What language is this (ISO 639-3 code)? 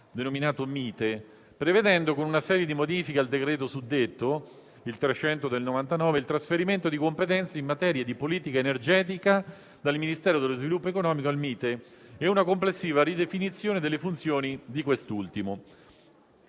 ita